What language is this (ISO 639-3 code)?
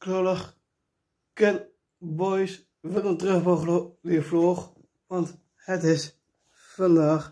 nld